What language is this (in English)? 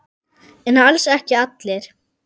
Icelandic